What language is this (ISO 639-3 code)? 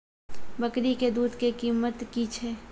mai